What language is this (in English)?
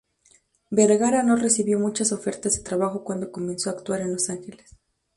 Spanish